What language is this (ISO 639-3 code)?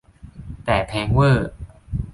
tha